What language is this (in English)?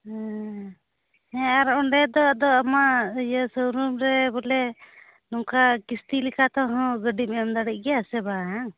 Santali